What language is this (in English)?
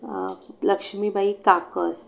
Marathi